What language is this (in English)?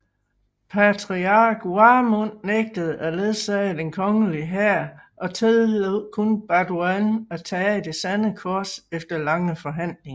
Danish